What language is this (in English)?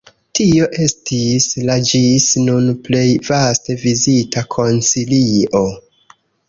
Esperanto